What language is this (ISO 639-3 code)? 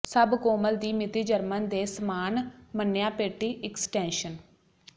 pan